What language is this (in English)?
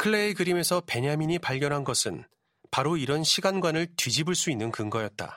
Korean